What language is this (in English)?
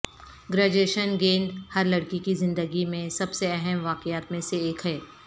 Urdu